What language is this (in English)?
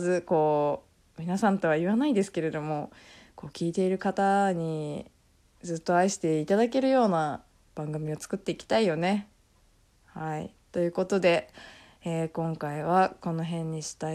Japanese